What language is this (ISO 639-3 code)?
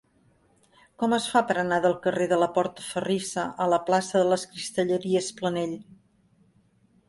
cat